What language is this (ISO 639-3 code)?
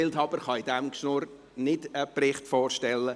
gsw